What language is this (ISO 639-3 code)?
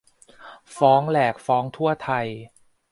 tha